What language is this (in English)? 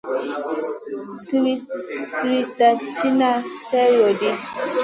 Masana